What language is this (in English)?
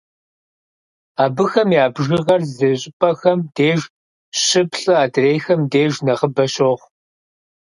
Kabardian